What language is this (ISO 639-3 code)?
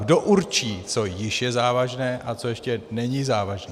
ces